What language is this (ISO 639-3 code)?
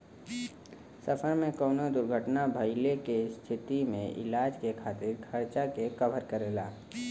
bho